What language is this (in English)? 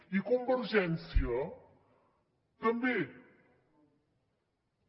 Catalan